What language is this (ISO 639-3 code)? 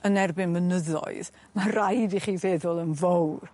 cym